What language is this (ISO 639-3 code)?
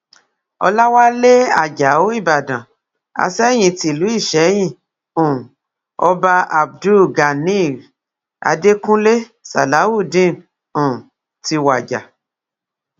yor